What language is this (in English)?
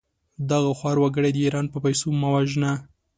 Pashto